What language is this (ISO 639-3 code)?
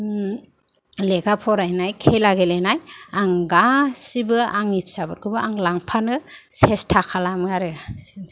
brx